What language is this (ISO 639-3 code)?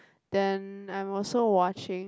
eng